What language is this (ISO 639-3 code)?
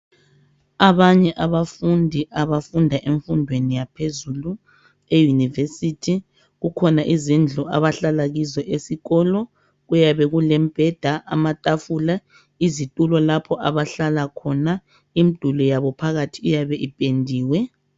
nde